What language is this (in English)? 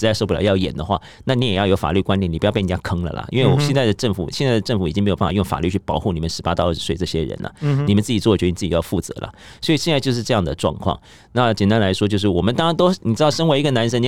Chinese